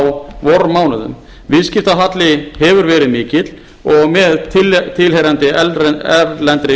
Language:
Icelandic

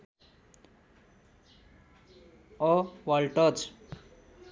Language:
Nepali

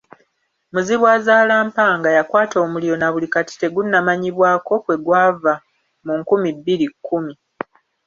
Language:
Ganda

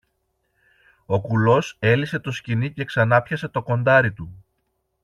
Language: Greek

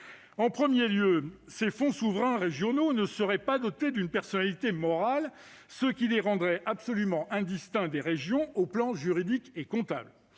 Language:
French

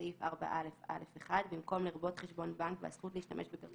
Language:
Hebrew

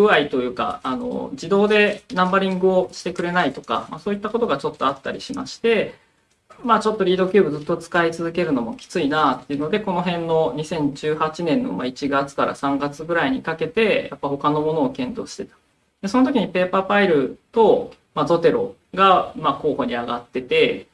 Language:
Japanese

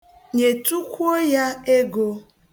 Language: Igbo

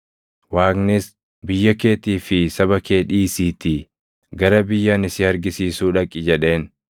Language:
Oromo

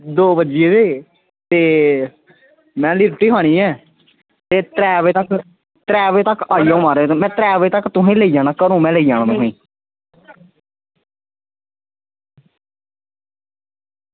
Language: Dogri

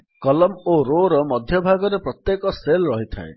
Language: Odia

